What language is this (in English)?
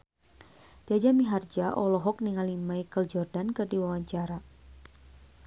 Sundanese